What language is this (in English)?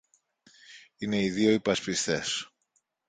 Greek